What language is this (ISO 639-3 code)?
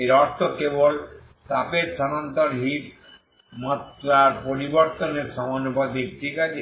ben